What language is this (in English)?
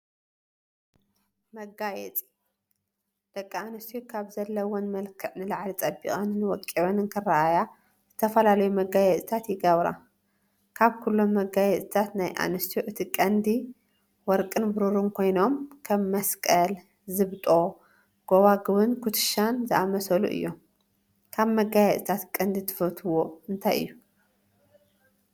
Tigrinya